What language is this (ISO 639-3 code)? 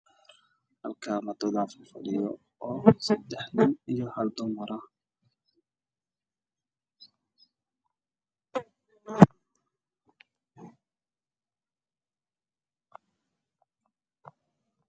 som